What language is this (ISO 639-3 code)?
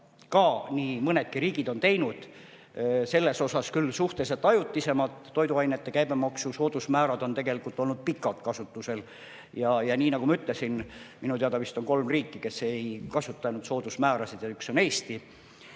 est